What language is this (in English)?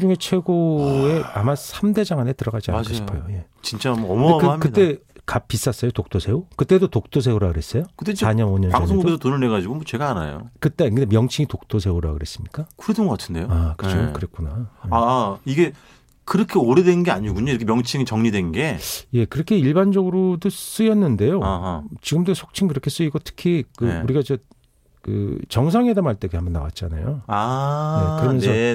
Korean